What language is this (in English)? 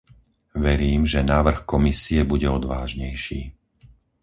Slovak